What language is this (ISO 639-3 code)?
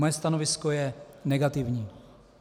ces